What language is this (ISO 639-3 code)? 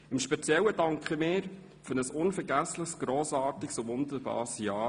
gsw